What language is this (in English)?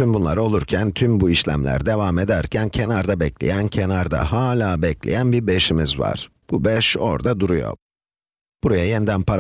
Turkish